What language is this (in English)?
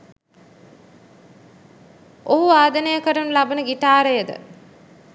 Sinhala